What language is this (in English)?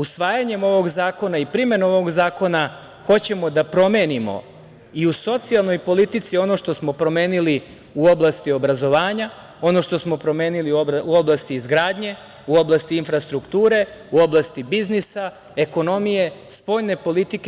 Serbian